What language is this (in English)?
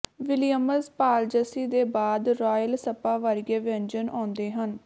Punjabi